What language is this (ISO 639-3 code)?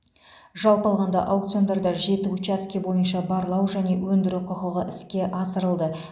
kaz